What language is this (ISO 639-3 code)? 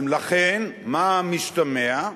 heb